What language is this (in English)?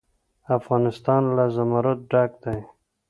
Pashto